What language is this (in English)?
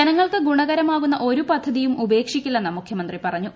Malayalam